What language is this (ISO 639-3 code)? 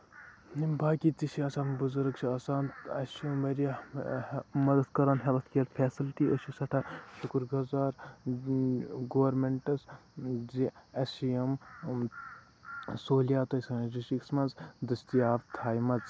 kas